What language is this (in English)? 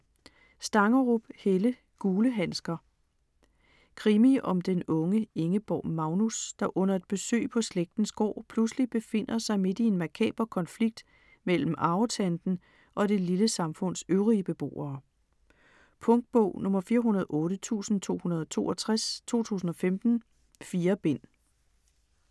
Danish